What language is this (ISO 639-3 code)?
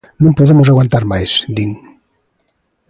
glg